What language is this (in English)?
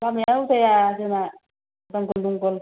Bodo